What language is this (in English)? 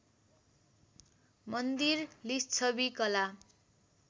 Nepali